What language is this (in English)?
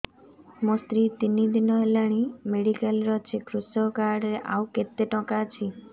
Odia